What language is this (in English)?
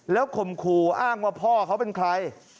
Thai